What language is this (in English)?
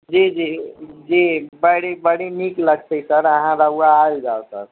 Maithili